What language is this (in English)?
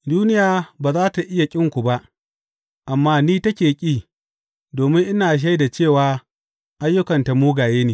Hausa